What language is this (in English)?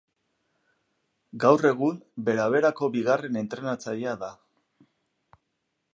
Basque